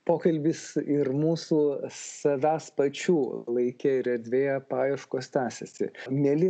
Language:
Lithuanian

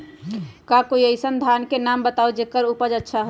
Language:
Magahi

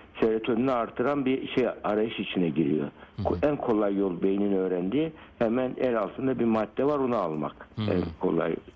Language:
Turkish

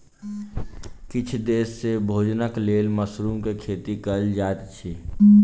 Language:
Maithili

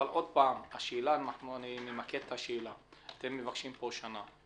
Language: Hebrew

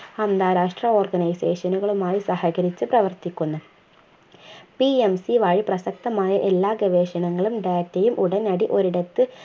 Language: Malayalam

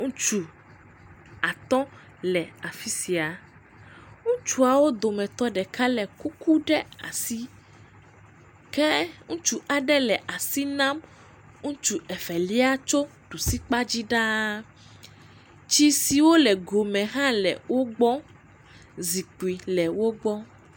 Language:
Ewe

